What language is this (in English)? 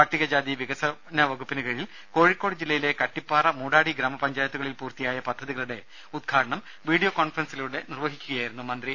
Malayalam